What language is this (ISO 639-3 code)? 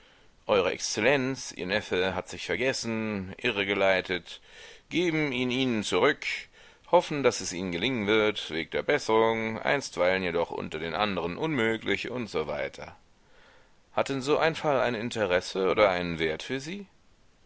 deu